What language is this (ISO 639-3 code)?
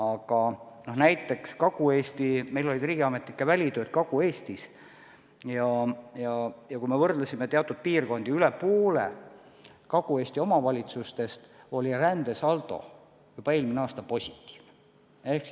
est